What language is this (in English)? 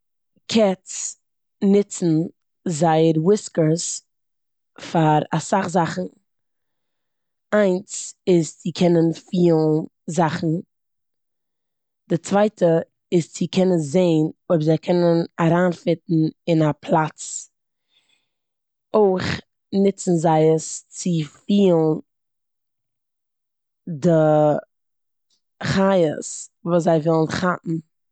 Yiddish